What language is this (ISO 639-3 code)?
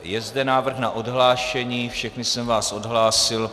ces